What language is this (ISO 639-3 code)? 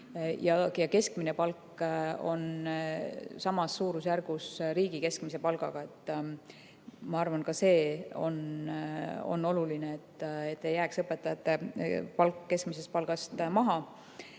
est